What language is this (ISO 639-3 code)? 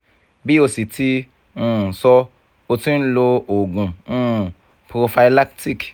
yor